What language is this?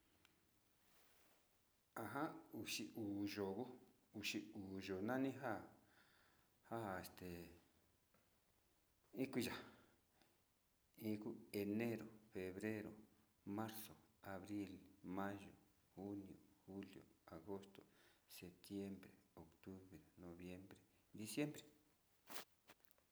Sinicahua Mixtec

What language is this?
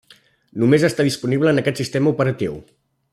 Catalan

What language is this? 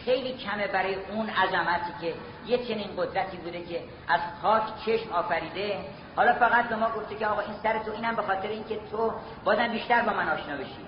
Persian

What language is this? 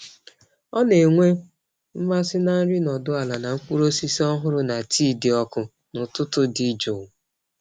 Igbo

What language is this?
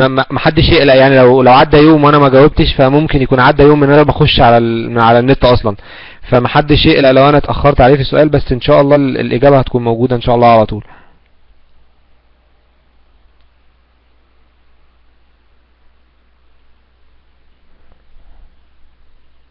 Arabic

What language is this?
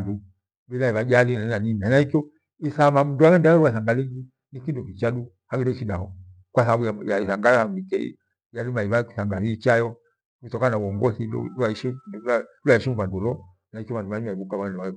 Gweno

